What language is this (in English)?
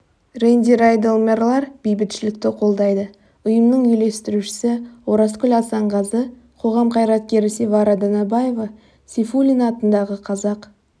Kazakh